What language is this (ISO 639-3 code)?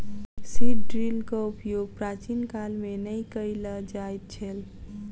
mai